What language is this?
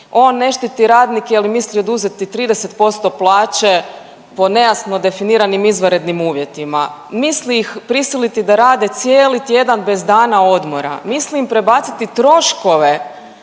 Croatian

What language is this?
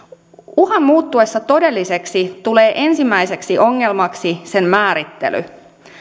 Finnish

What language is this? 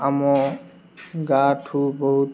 Odia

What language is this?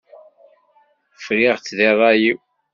Kabyle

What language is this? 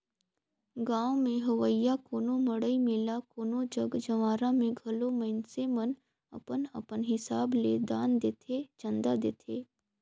Chhattisgarhi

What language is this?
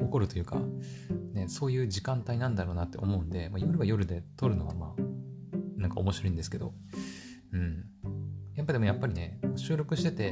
Japanese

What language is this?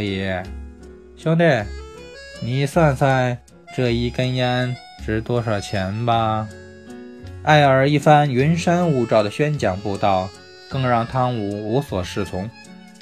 Chinese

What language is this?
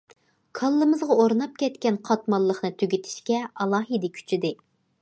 Uyghur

